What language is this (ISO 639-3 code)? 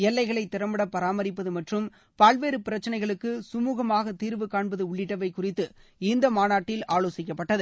tam